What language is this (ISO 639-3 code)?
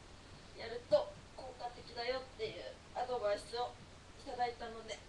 jpn